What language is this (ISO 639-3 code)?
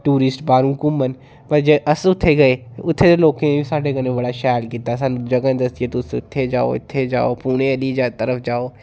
doi